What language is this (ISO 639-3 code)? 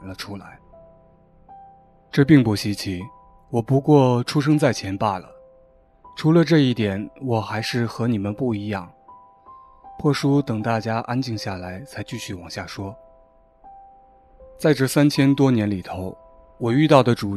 zho